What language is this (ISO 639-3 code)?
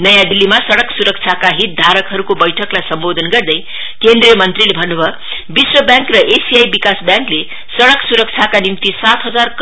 nep